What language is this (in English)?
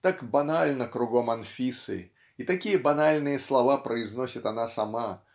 Russian